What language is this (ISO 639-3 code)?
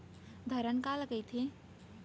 hne